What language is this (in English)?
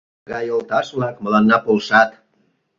Mari